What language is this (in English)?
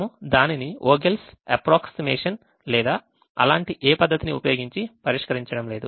Telugu